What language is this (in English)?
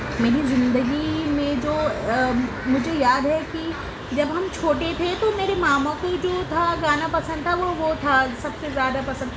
Urdu